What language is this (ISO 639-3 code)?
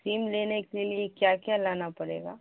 urd